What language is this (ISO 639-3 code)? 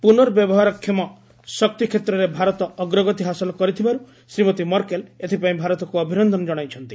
ori